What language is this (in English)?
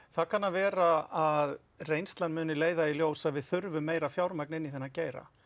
Icelandic